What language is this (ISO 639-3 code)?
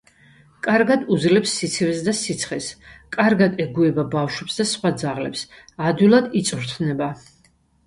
kat